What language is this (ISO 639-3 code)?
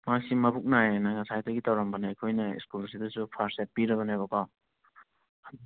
mni